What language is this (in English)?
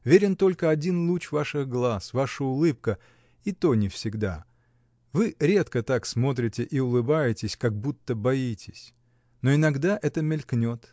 Russian